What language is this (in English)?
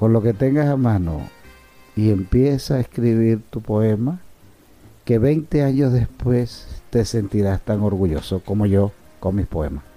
Spanish